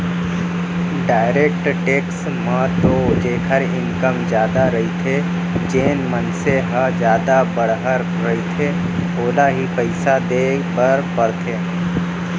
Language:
Chhattisgarhi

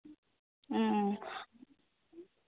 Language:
Santali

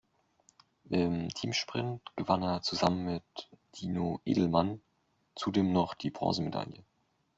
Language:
German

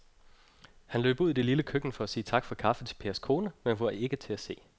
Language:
Danish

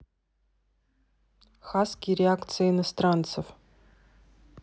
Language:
Russian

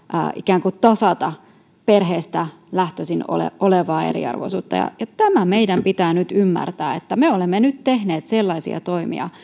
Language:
Finnish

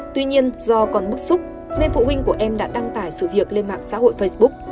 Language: Vietnamese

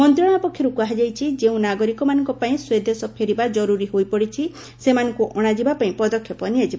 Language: Odia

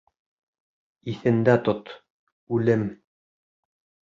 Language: Bashkir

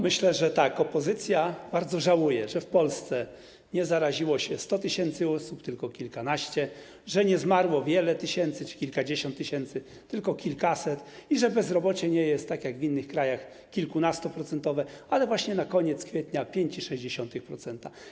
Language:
Polish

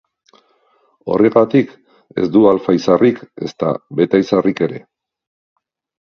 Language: Basque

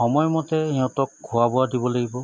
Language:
Assamese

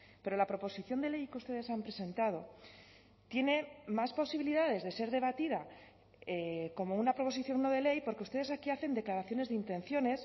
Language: Spanish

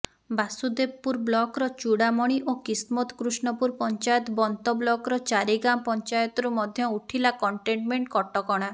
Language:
Odia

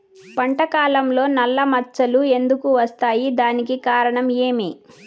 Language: Telugu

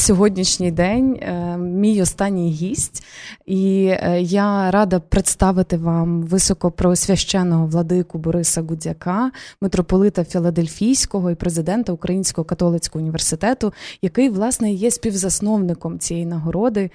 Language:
Ukrainian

